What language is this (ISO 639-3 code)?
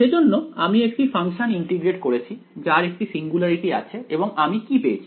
ben